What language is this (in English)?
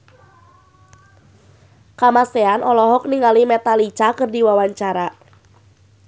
Sundanese